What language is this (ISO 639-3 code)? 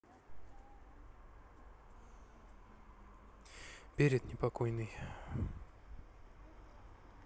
rus